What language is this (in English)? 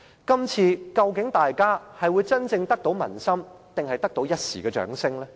Cantonese